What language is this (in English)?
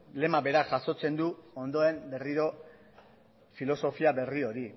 Basque